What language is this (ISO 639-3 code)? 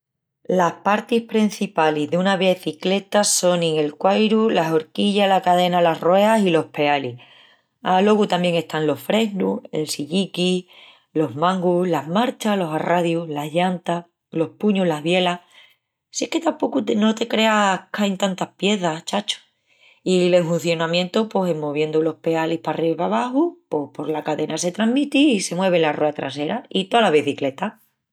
ext